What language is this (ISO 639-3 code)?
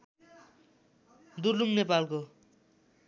nep